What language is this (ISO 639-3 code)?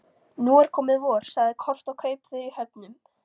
isl